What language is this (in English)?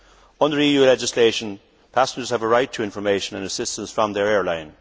English